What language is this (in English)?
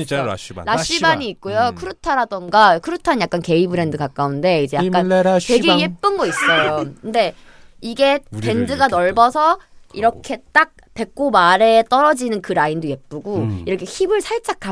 Korean